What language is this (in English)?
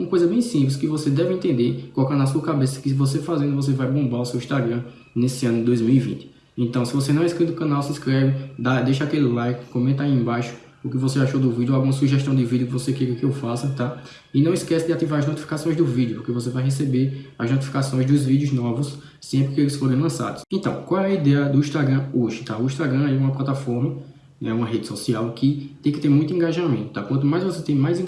Portuguese